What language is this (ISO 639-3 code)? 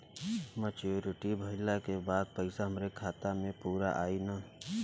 bho